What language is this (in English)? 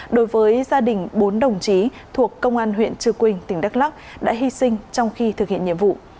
Vietnamese